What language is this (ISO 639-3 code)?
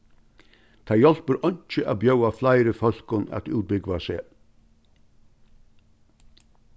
fao